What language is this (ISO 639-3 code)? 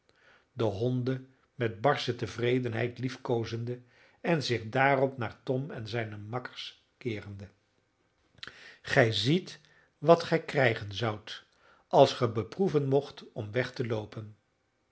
nld